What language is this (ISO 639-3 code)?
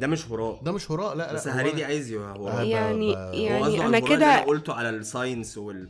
ara